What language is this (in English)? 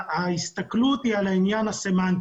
Hebrew